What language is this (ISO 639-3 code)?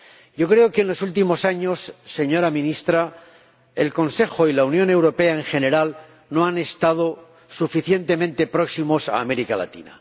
spa